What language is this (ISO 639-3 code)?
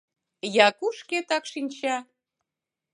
chm